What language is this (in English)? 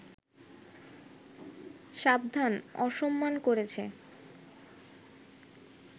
Bangla